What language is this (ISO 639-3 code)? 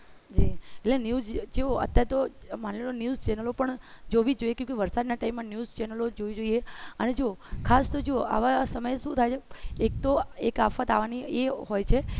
guj